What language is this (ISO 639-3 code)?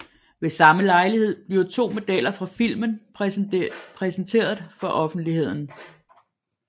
dan